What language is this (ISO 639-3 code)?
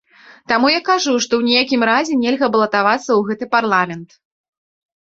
bel